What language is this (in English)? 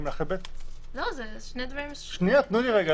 Hebrew